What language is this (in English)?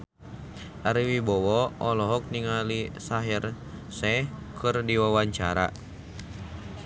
Sundanese